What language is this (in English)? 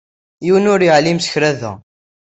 Kabyle